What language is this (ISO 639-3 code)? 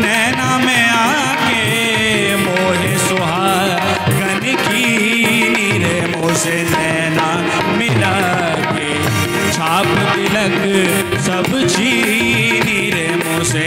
hin